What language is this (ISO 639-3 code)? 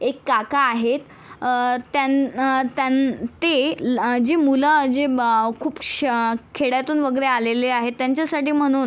mar